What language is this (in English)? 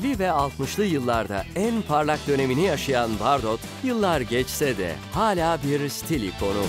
Turkish